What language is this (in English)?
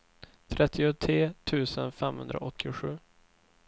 Swedish